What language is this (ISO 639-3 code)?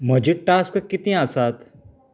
kok